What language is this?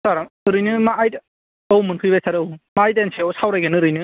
Bodo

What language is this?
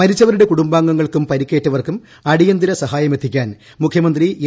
Malayalam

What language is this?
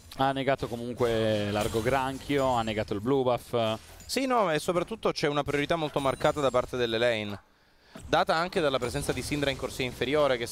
Italian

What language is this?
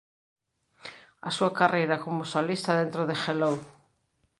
Galician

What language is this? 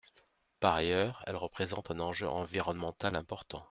French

